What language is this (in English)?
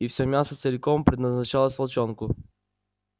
Russian